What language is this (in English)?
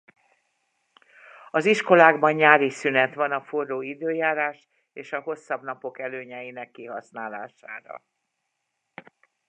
Hungarian